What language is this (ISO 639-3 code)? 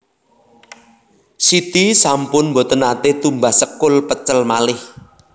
jav